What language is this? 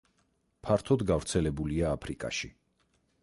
Georgian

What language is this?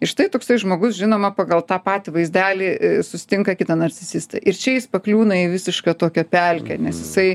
Lithuanian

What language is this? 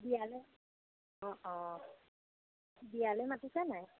Assamese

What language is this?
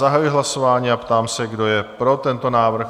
Czech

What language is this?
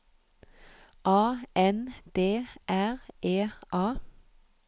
Norwegian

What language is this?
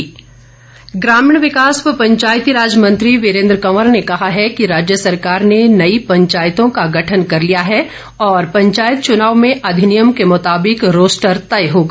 Hindi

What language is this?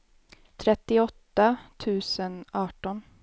Swedish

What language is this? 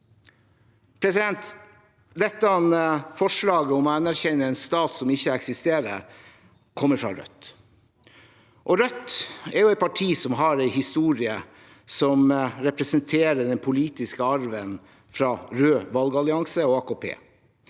Norwegian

